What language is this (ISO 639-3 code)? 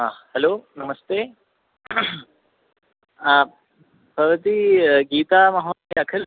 san